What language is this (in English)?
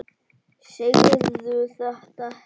Icelandic